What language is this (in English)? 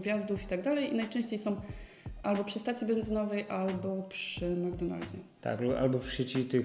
Polish